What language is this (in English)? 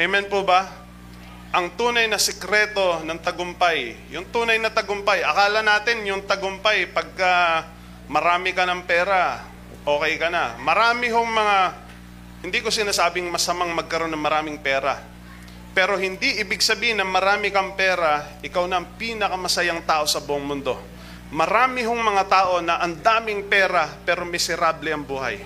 Filipino